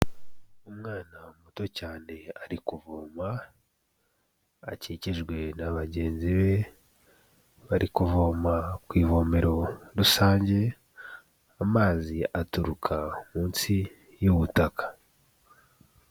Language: Kinyarwanda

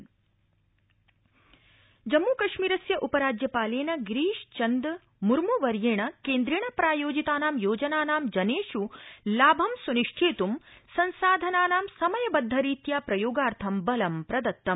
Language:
Sanskrit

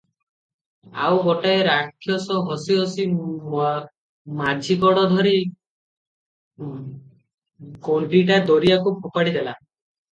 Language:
Odia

